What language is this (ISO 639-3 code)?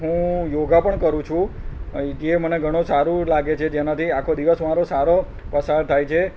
guj